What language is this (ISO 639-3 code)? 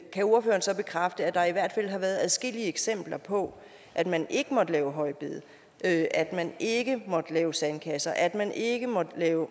dan